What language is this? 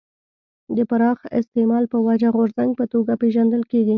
Pashto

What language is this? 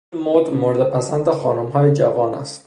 Persian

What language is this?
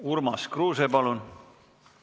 Estonian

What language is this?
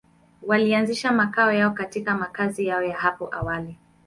Swahili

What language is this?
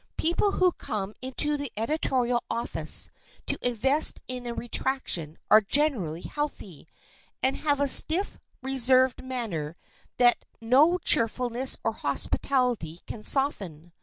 English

